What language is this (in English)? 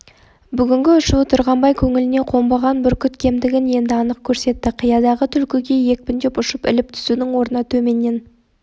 Kazakh